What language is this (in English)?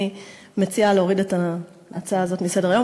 Hebrew